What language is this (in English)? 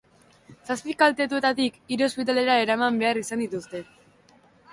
Basque